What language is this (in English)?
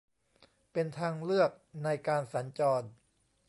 Thai